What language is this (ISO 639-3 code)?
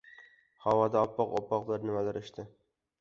uzb